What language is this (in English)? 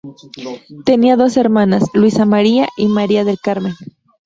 Spanish